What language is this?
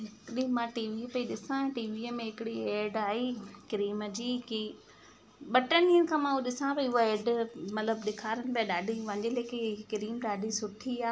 Sindhi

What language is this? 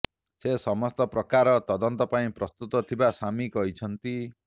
Odia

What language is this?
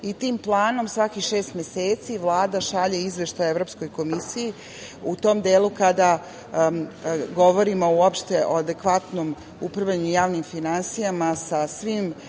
Serbian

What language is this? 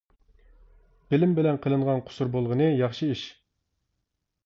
Uyghur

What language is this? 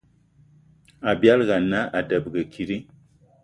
Eton (Cameroon)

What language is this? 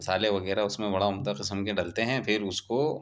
Urdu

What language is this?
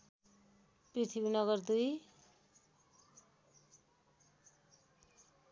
Nepali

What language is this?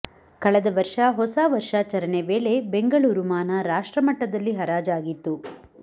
Kannada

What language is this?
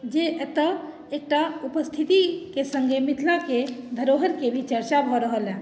Maithili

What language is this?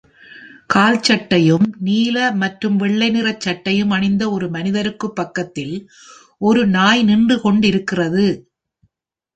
Tamil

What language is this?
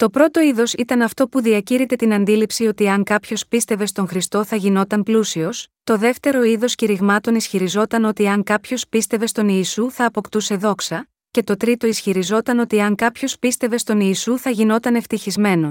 Greek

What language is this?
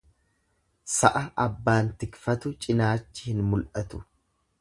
Oromo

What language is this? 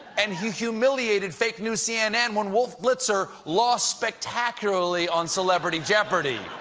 English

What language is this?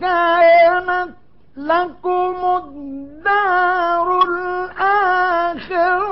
Arabic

